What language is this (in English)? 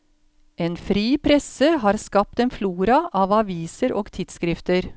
Norwegian